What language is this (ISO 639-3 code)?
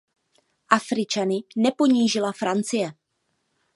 ces